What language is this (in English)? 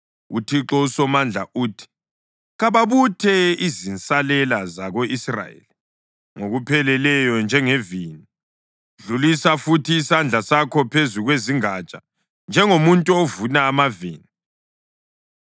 North Ndebele